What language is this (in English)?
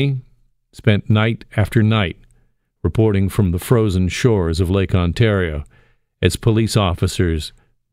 English